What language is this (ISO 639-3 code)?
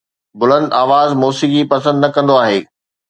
snd